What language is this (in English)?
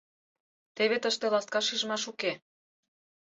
Mari